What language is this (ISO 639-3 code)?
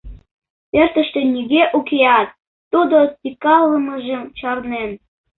chm